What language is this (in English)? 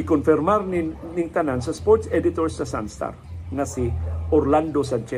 Filipino